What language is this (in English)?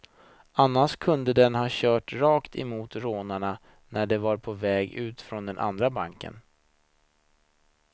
Swedish